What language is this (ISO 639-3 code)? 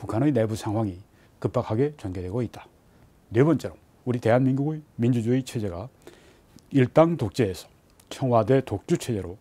kor